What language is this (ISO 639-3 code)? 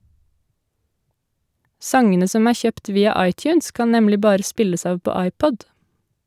nor